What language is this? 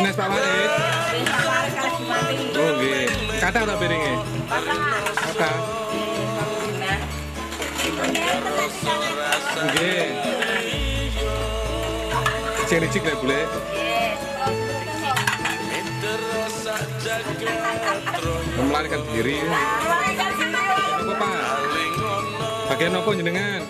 Indonesian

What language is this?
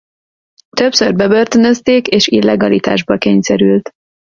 Hungarian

